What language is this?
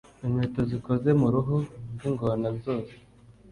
Kinyarwanda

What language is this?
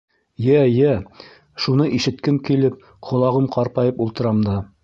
Bashkir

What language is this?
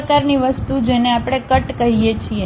Gujarati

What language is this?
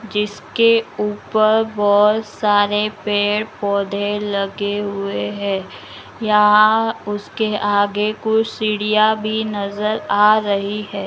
Magahi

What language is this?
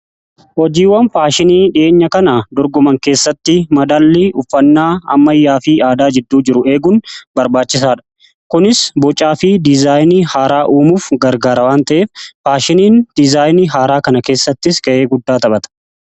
Oromo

